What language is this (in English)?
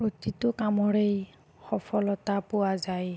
Assamese